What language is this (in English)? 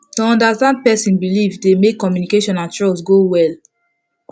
Nigerian Pidgin